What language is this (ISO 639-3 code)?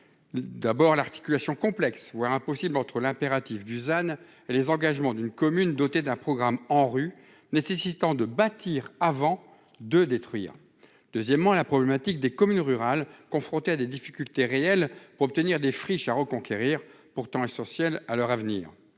fra